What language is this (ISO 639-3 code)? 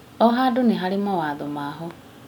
kik